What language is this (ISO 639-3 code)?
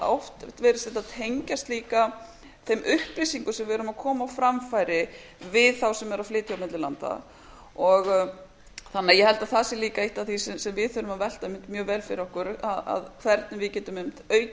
isl